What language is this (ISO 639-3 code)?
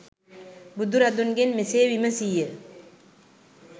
sin